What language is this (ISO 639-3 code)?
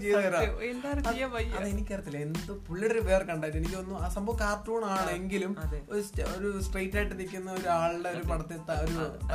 mal